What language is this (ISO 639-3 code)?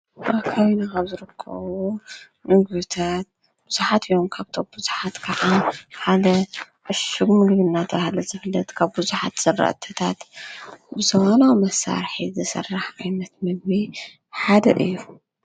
tir